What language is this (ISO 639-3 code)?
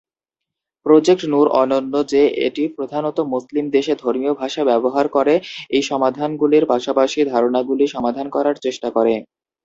ben